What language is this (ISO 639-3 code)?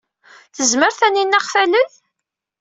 kab